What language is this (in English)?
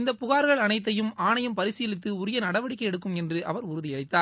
Tamil